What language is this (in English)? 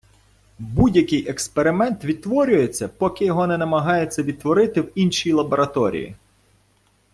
Ukrainian